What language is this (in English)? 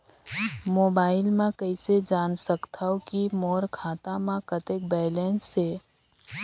Chhattisgarhi